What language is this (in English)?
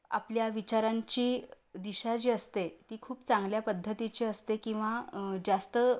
Marathi